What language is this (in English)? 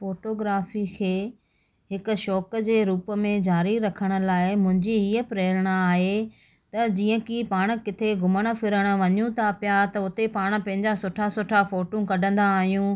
Sindhi